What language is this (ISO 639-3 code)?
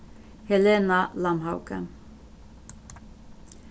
fao